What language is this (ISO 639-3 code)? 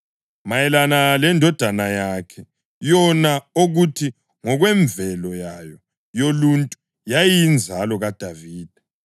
nde